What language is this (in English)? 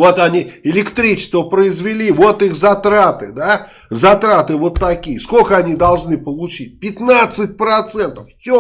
Russian